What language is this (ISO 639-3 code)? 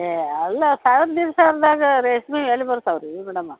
kan